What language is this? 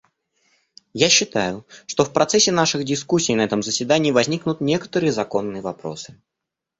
Russian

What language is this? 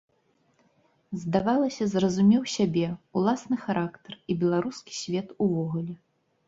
Belarusian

